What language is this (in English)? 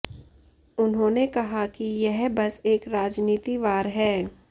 Hindi